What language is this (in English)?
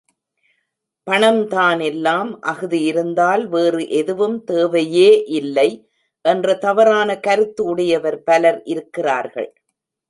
Tamil